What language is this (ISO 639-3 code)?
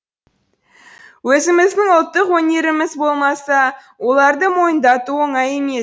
kaz